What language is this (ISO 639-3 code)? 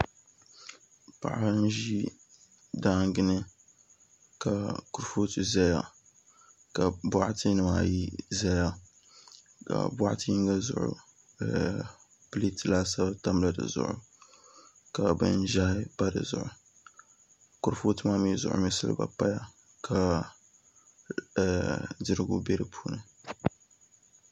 dag